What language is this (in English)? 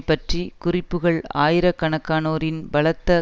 Tamil